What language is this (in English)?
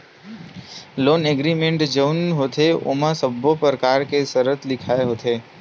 Chhattisgarhi